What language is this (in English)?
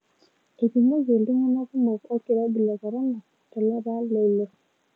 Masai